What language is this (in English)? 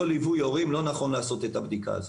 Hebrew